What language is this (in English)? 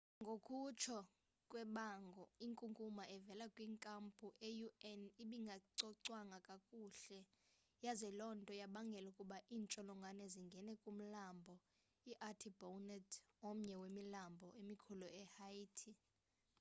Xhosa